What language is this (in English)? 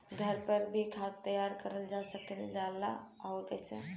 Bhojpuri